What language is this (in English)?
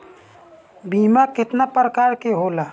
Bhojpuri